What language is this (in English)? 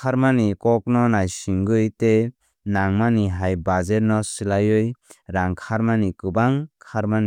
Kok Borok